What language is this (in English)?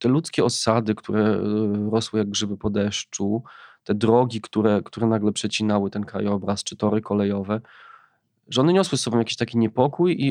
Polish